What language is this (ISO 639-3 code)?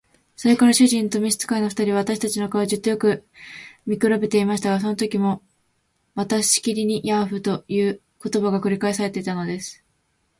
jpn